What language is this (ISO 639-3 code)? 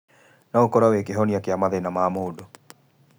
kik